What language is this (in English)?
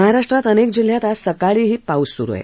Marathi